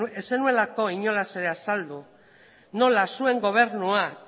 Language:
Basque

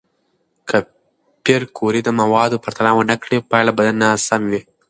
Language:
Pashto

